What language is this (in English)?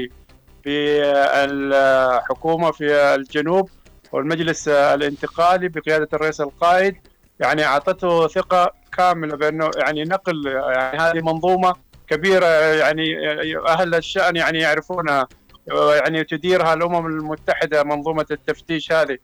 Arabic